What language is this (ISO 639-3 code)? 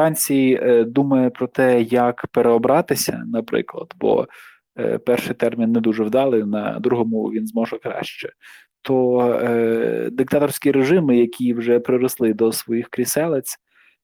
ukr